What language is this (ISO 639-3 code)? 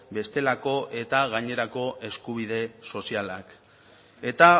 eus